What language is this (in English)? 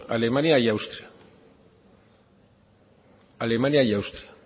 Basque